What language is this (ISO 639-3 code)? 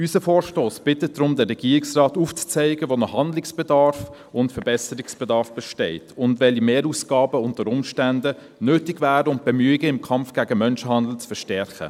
gsw